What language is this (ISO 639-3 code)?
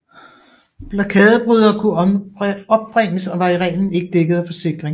dan